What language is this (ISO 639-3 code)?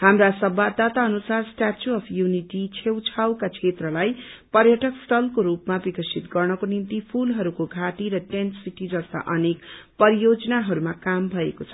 nep